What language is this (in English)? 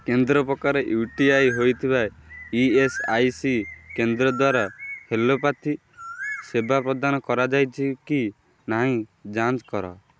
Odia